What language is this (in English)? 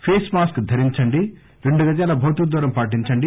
Telugu